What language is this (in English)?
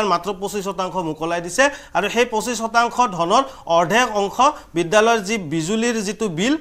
Bangla